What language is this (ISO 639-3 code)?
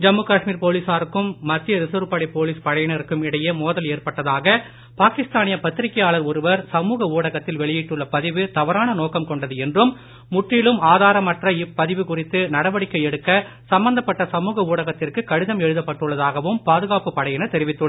tam